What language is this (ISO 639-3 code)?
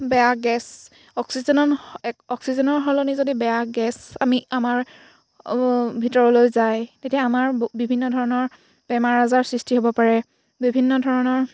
asm